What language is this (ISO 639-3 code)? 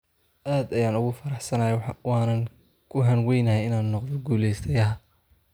som